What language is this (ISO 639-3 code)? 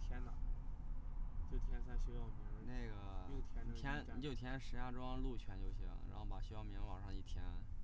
zho